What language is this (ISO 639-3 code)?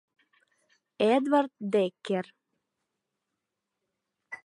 chm